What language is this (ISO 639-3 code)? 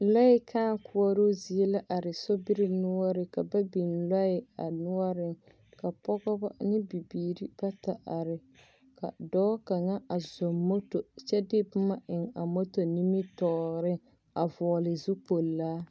dga